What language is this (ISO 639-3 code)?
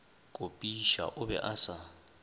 nso